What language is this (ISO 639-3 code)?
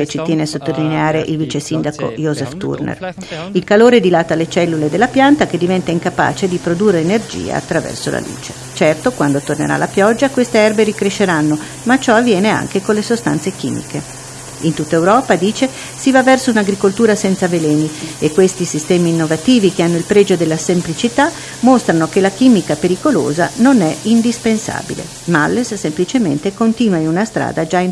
ita